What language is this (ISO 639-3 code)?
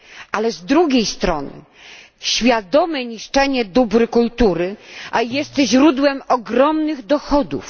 pol